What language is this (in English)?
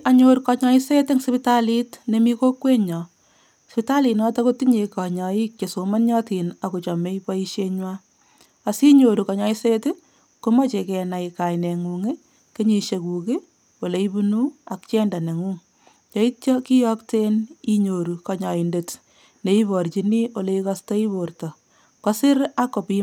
Kalenjin